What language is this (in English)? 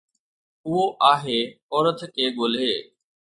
Sindhi